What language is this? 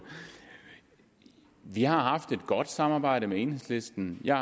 Danish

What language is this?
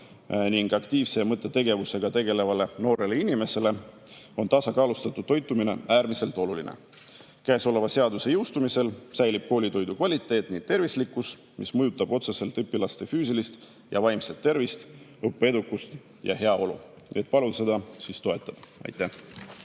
Estonian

